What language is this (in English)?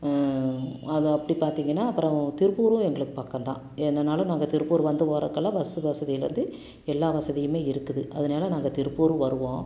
Tamil